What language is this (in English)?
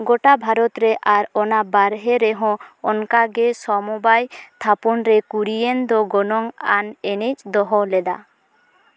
Santali